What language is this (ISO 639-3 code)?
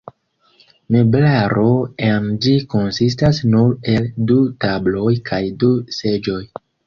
epo